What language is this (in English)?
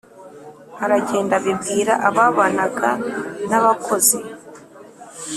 Kinyarwanda